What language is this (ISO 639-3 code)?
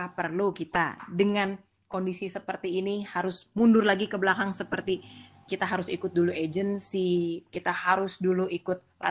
ind